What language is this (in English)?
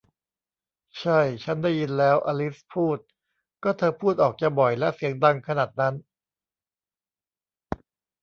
Thai